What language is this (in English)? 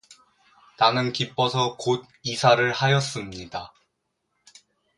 Korean